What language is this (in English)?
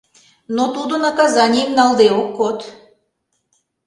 Mari